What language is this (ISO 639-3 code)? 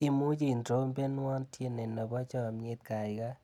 kln